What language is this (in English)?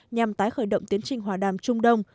Vietnamese